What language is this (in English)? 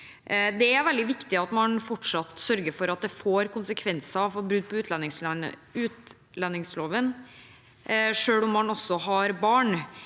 Norwegian